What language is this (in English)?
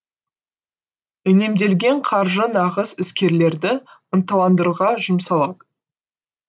Kazakh